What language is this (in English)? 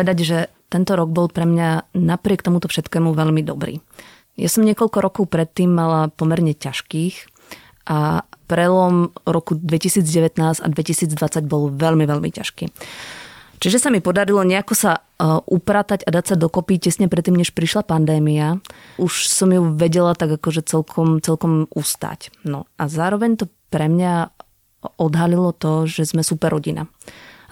Slovak